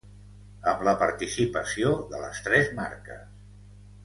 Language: Catalan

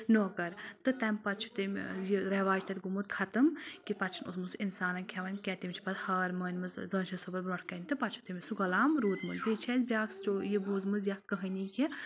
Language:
Kashmiri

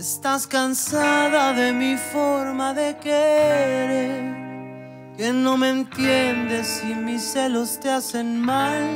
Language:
Spanish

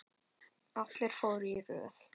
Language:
Icelandic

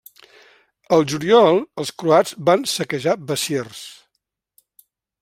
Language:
Catalan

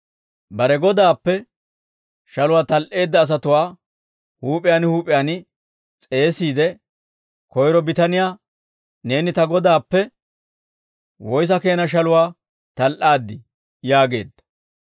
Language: Dawro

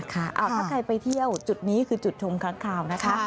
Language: Thai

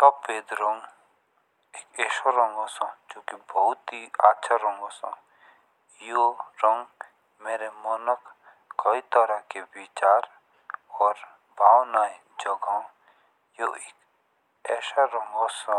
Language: Jaunsari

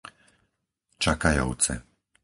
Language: Slovak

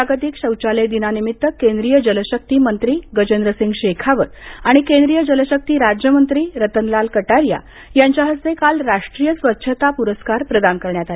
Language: Marathi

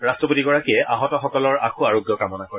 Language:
Assamese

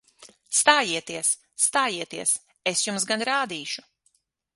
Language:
Latvian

